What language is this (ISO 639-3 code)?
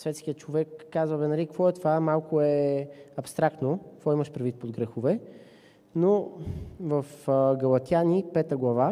bul